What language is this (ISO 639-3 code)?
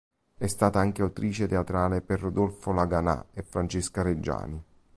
ita